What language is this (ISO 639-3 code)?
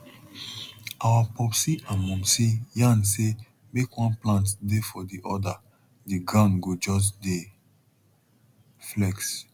pcm